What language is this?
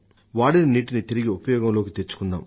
Telugu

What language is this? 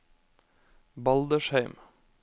Norwegian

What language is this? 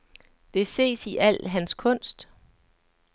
Danish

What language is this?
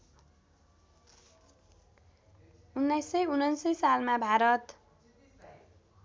Nepali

